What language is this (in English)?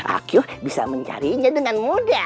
Indonesian